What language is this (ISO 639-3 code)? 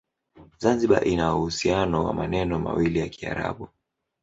swa